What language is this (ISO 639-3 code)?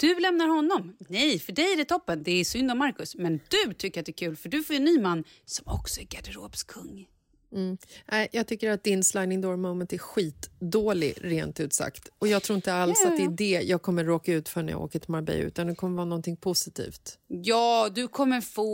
swe